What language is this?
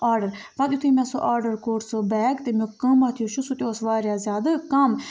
Kashmiri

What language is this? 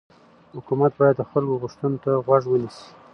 Pashto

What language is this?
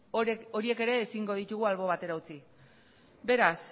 Basque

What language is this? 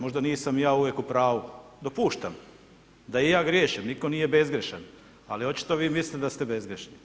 Croatian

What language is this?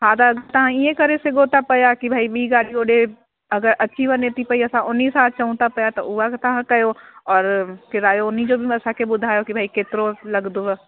Sindhi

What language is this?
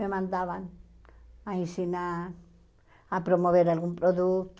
Portuguese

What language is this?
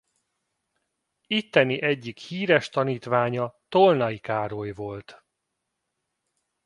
Hungarian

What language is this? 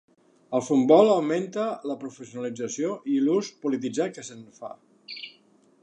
Catalan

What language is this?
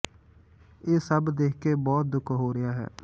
Punjabi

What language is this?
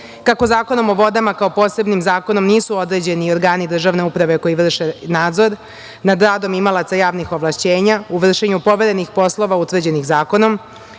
Serbian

